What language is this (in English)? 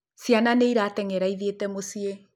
Kikuyu